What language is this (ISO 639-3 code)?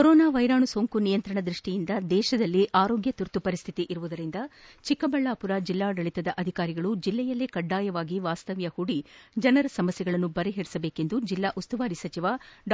kan